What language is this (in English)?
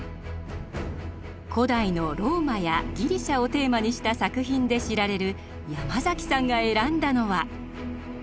Japanese